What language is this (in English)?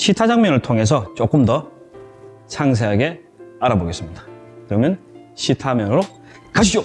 Korean